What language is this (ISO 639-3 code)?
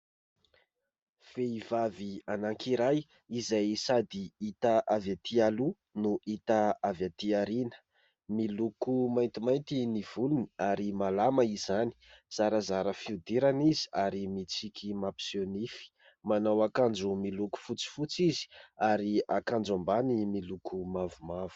mlg